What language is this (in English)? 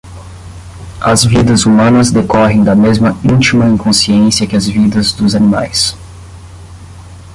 Portuguese